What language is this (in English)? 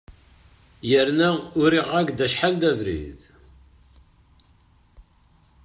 Kabyle